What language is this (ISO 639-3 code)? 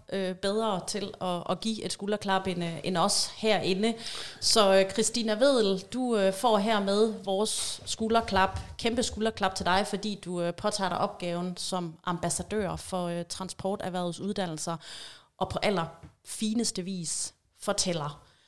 dan